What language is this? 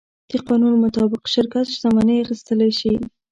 Pashto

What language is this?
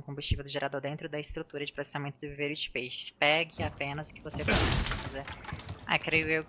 Portuguese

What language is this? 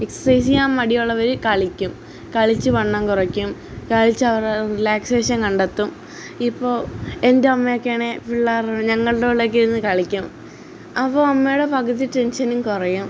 Malayalam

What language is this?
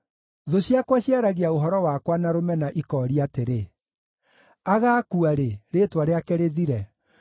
Kikuyu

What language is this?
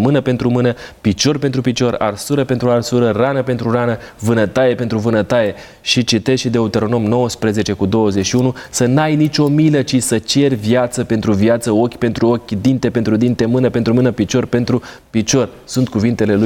Romanian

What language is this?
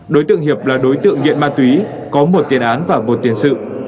Vietnamese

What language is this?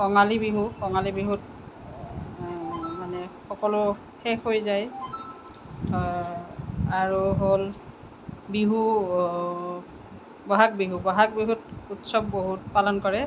Assamese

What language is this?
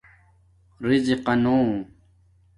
Domaaki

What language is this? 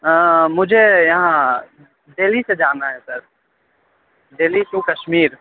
Urdu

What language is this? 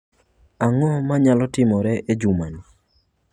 Luo (Kenya and Tanzania)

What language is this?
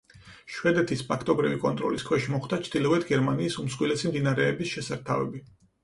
Georgian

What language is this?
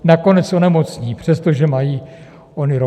Czech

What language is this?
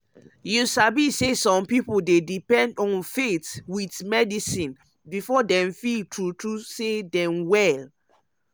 Nigerian Pidgin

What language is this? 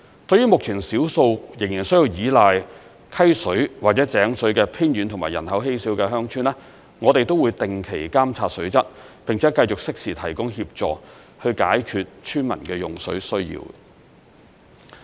Cantonese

